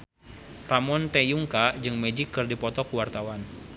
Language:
Sundanese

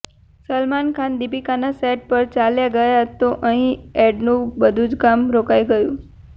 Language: Gujarati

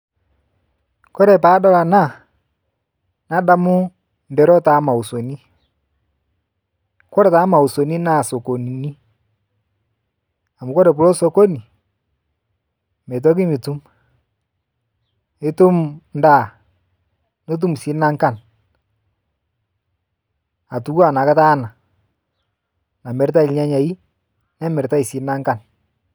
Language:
Masai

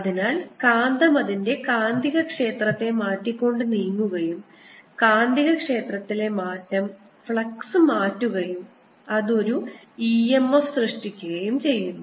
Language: Malayalam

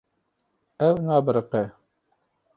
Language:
Kurdish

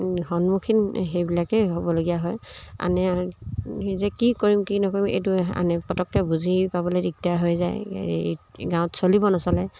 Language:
Assamese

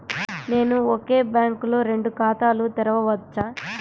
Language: Telugu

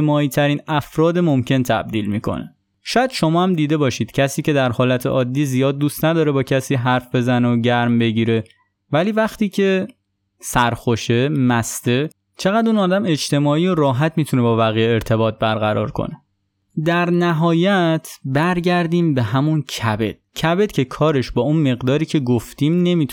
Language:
Persian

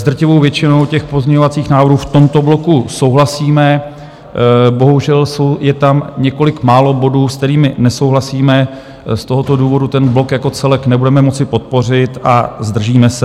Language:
Czech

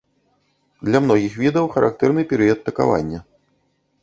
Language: Belarusian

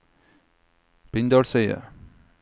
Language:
Norwegian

